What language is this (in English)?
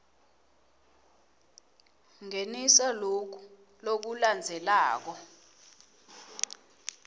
Swati